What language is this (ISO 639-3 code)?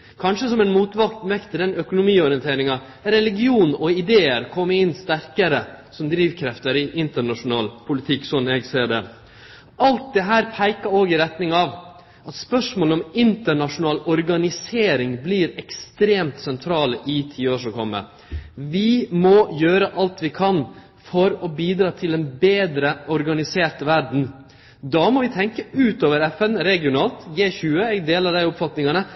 nno